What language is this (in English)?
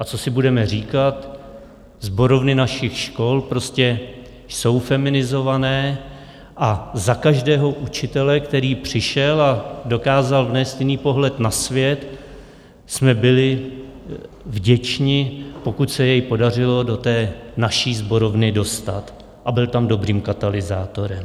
Czech